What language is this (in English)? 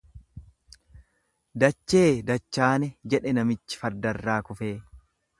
Oromo